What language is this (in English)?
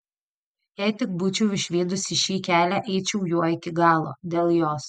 Lithuanian